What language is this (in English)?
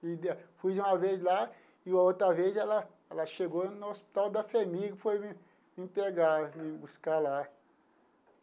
Portuguese